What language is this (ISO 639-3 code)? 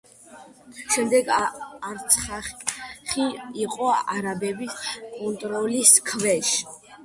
kat